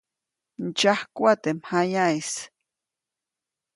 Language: Copainalá Zoque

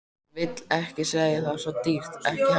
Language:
Icelandic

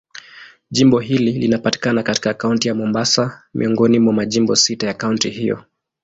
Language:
Swahili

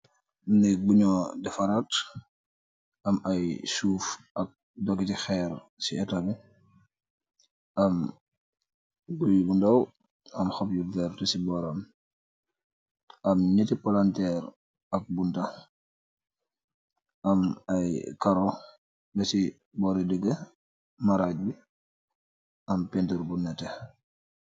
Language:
Wolof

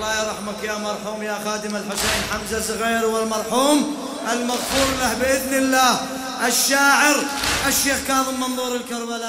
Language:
Arabic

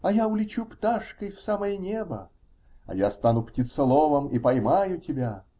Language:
Russian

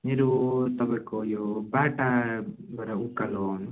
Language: Nepali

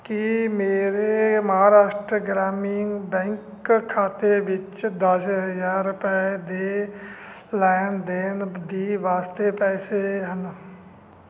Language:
Punjabi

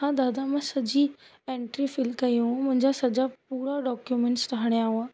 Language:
Sindhi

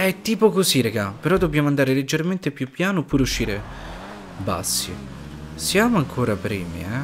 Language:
Italian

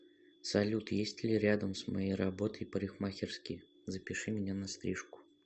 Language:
Russian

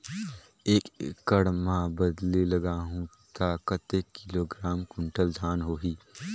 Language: Chhattisgarhi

